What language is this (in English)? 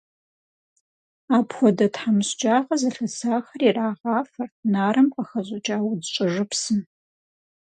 Kabardian